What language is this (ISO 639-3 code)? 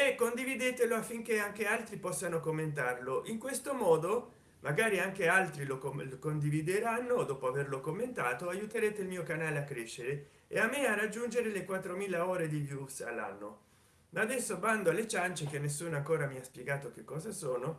ita